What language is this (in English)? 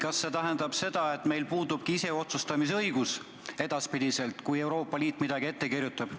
Estonian